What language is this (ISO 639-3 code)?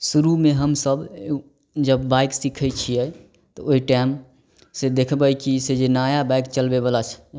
mai